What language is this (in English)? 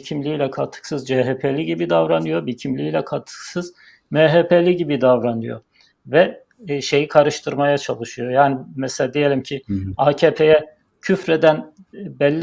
Turkish